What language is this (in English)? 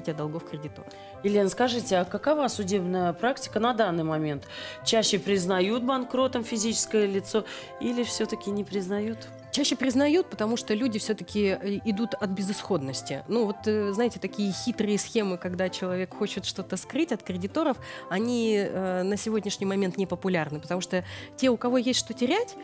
Russian